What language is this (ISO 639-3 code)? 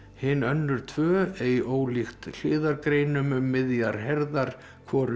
isl